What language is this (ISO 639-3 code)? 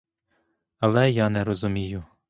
ukr